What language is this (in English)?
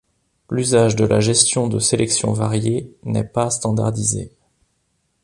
French